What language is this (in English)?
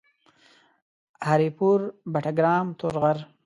Pashto